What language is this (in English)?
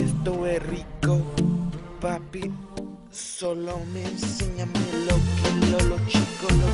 Vietnamese